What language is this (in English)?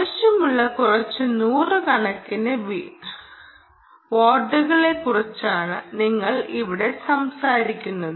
Malayalam